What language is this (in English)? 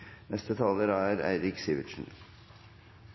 Norwegian